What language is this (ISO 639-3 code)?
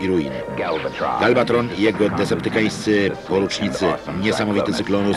pol